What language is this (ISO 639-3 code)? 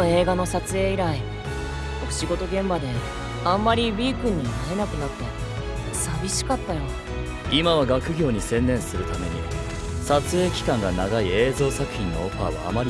jpn